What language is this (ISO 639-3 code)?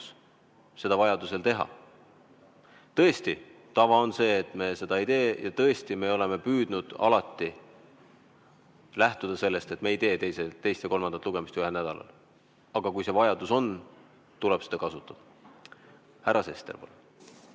est